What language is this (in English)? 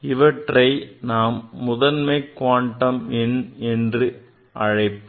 Tamil